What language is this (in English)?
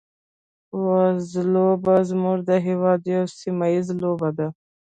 Pashto